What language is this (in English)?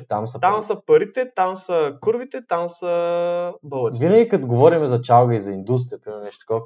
Bulgarian